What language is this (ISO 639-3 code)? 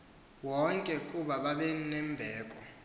xho